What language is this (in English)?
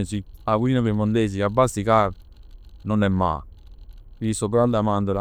Neapolitan